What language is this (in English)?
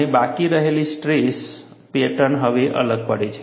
Gujarati